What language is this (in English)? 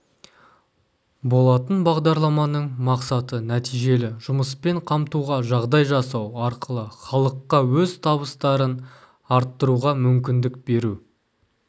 Kazakh